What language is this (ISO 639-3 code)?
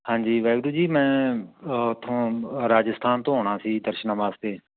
pan